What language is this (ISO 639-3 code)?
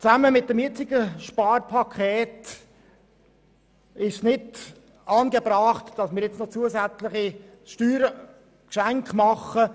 gsw